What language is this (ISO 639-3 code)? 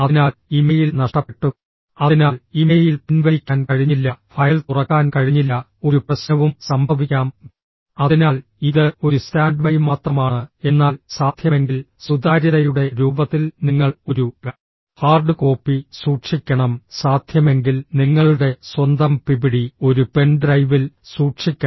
mal